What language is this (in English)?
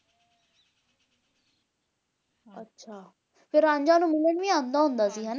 Punjabi